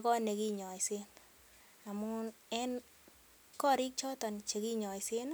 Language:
Kalenjin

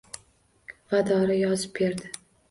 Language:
Uzbek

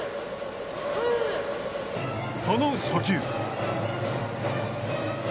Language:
Japanese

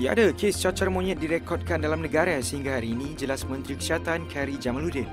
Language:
Malay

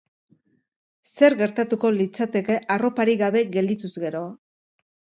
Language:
Basque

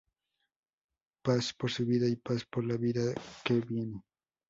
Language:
Spanish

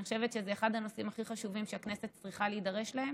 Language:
Hebrew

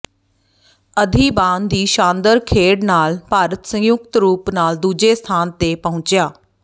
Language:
Punjabi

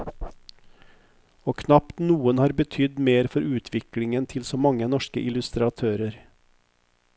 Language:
Norwegian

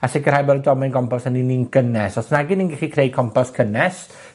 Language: Welsh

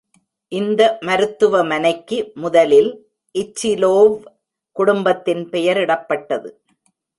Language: Tamil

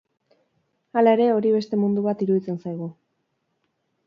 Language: Basque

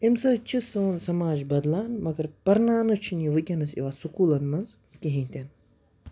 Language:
Kashmiri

